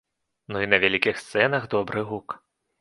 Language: Belarusian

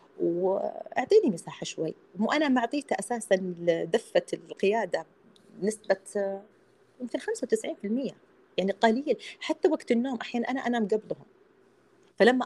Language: Arabic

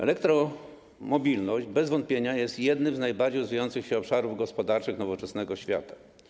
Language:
Polish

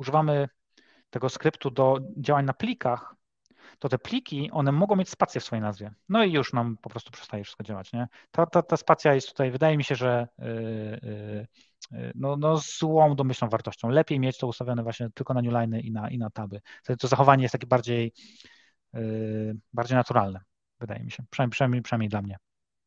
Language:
Polish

